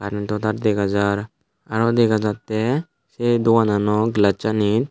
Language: Chakma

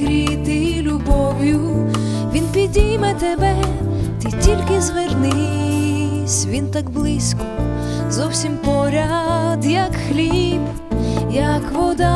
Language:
Ukrainian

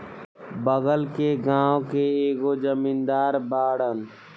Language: Bhojpuri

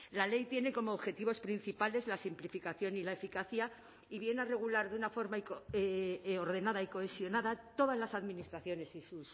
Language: Spanish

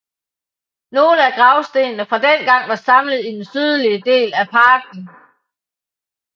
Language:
Danish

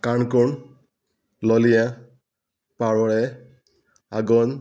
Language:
Konkani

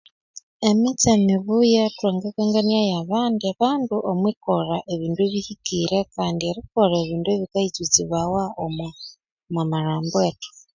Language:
Konzo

